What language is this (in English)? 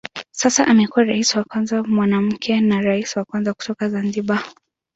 Swahili